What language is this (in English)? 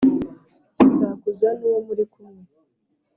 Kinyarwanda